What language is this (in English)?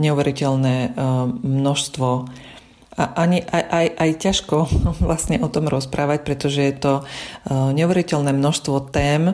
Slovak